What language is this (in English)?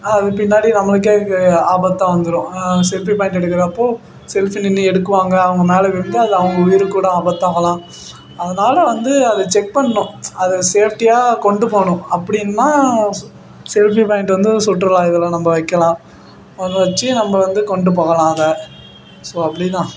Tamil